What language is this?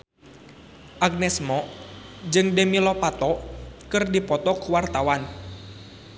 Sundanese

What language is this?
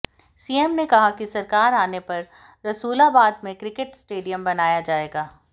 Hindi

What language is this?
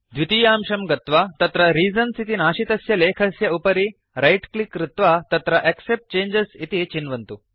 Sanskrit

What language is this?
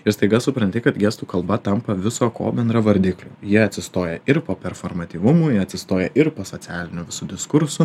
Lithuanian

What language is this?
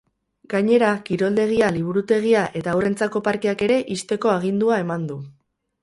Basque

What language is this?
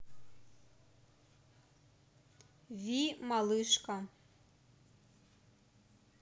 Russian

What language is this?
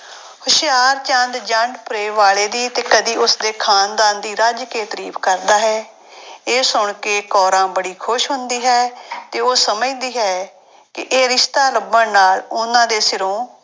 Punjabi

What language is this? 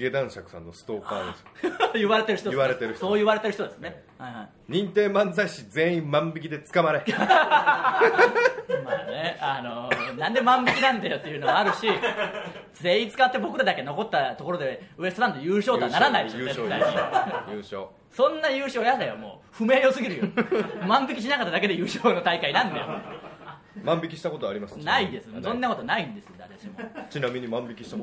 Japanese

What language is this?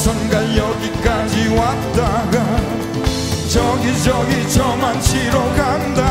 Arabic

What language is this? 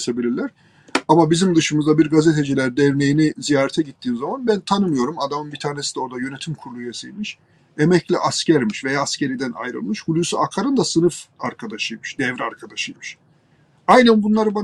Turkish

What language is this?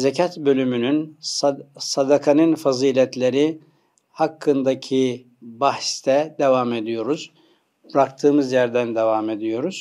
Turkish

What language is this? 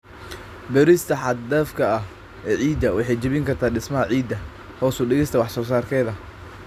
Somali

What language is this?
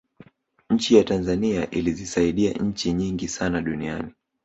Swahili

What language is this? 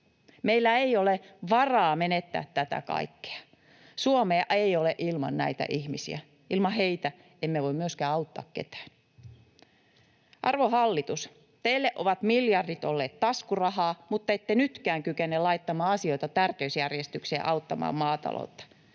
Finnish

